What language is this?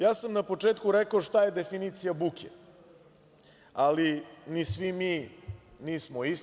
Serbian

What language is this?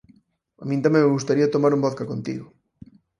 Galician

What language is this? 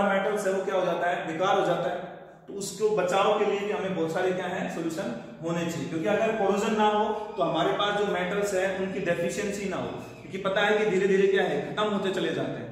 Hindi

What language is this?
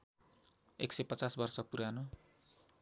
Nepali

